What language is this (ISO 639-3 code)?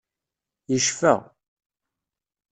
kab